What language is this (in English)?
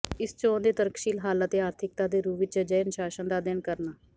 Punjabi